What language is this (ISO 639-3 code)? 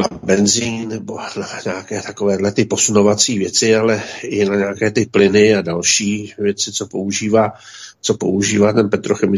ces